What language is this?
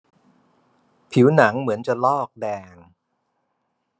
Thai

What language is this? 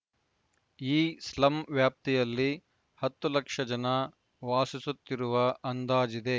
Kannada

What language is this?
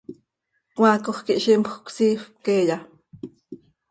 Seri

